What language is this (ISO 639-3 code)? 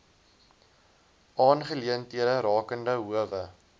afr